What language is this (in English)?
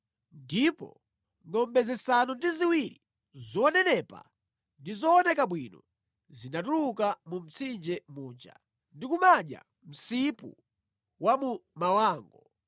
Nyanja